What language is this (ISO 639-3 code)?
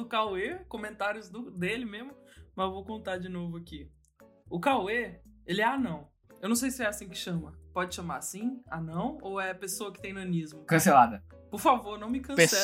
por